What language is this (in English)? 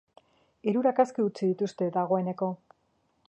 Basque